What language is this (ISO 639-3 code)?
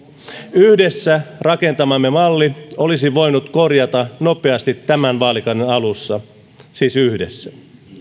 fin